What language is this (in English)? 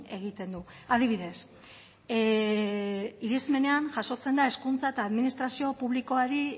Basque